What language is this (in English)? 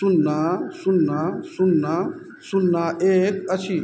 Maithili